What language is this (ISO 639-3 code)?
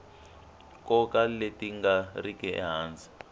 tso